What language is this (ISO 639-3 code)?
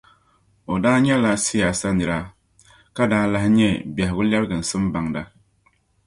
dag